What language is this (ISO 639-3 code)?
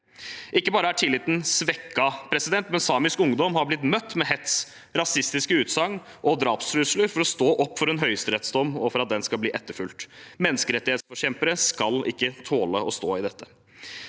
nor